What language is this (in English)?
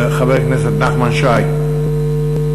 Hebrew